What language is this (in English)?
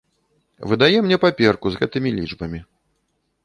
Belarusian